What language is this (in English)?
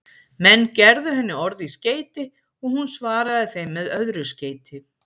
Icelandic